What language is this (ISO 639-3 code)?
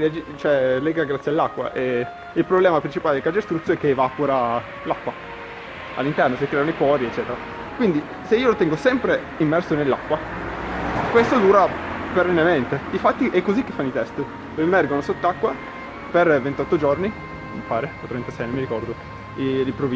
ita